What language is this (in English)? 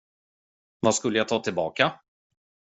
Swedish